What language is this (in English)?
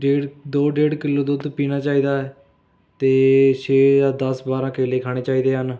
Punjabi